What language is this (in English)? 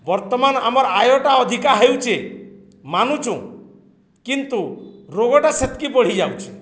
Odia